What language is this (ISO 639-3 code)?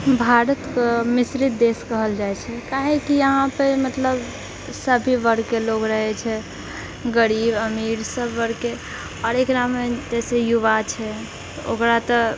mai